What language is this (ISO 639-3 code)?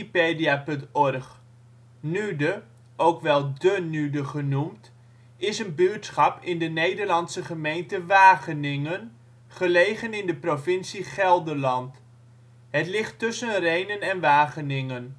nld